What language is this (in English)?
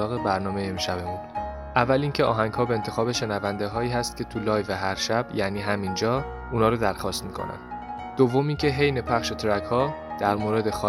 Persian